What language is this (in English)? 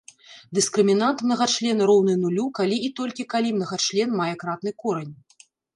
Belarusian